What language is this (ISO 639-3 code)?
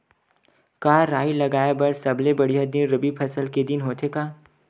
hne